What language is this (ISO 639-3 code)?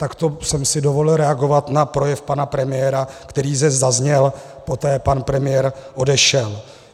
ces